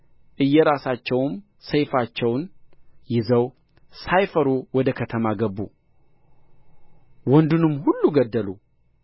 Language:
Amharic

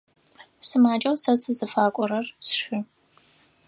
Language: Adyghe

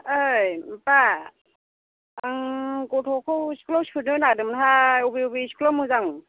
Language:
Bodo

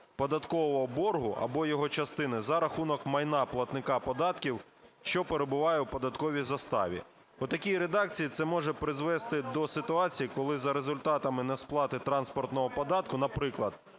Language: Ukrainian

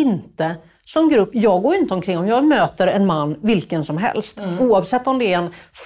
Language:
Swedish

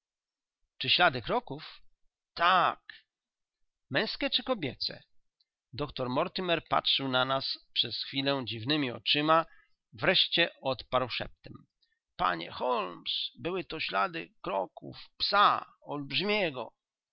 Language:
Polish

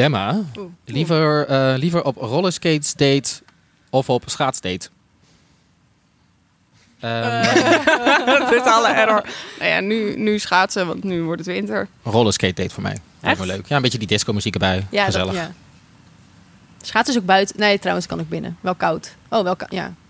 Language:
Dutch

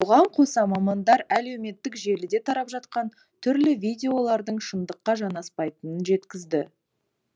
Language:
Kazakh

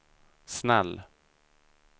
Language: Swedish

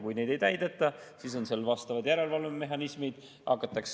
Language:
Estonian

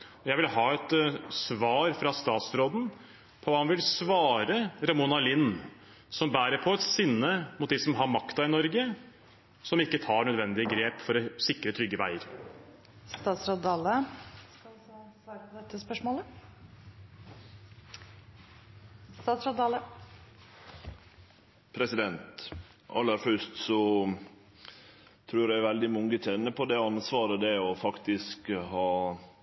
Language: Norwegian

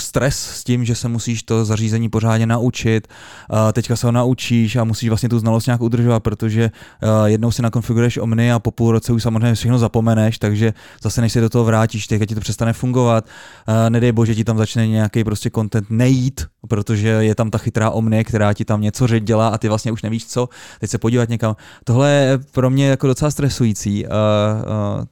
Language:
Czech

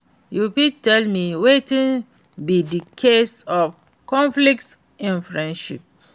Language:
Nigerian Pidgin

